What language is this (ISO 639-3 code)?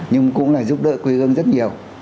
vie